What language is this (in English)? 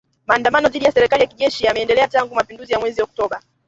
Swahili